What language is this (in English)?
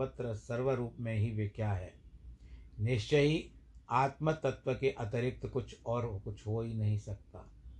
Hindi